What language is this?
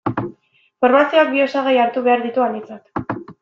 Basque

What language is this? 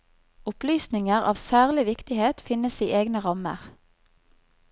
Norwegian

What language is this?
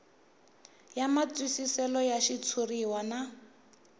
Tsonga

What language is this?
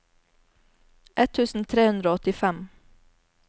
Norwegian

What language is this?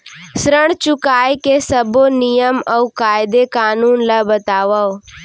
Chhattisgarhi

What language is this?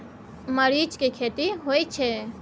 Maithili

